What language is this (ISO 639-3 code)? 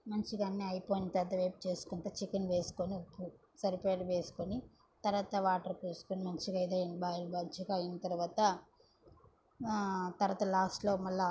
tel